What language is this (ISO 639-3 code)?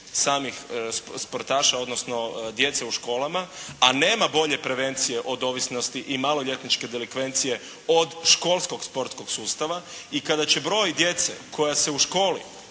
hrv